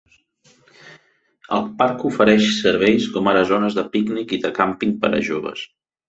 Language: Catalan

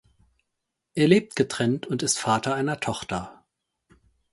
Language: German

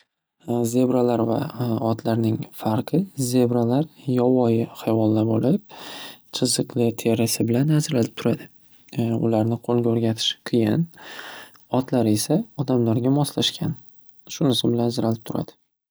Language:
Uzbek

